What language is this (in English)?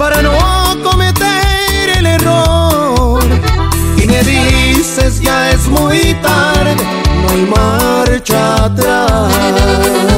Romanian